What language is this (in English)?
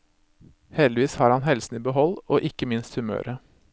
Norwegian